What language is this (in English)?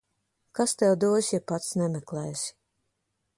Latvian